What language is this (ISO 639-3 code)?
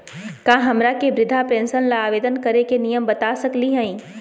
mag